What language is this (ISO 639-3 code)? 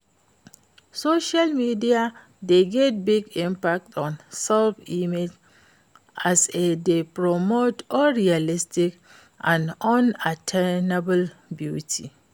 pcm